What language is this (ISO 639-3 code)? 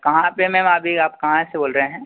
hin